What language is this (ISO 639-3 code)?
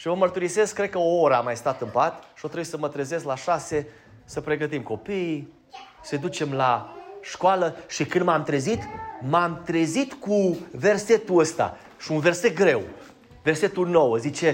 ron